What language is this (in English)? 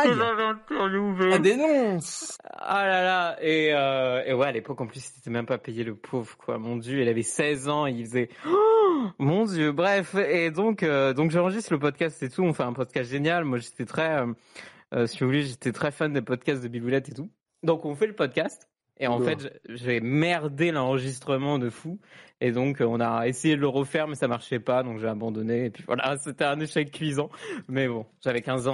French